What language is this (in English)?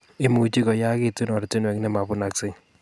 Kalenjin